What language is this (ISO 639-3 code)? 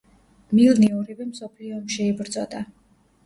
kat